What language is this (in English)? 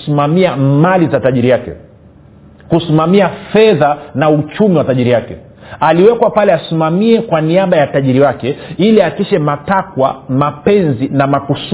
Swahili